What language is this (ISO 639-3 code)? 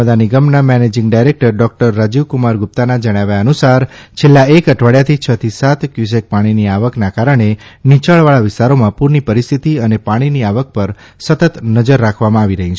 guj